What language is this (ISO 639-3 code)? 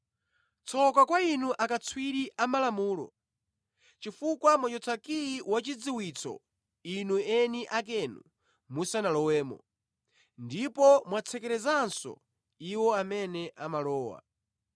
nya